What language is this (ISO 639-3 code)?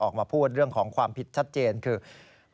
tha